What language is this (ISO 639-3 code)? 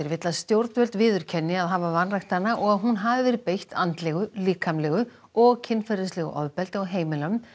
isl